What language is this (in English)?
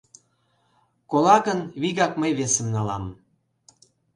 Mari